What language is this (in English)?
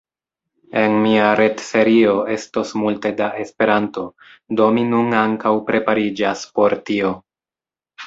Esperanto